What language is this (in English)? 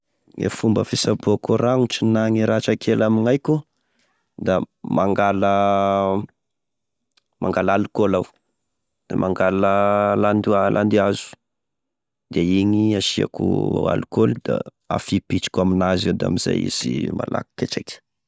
Tesaka Malagasy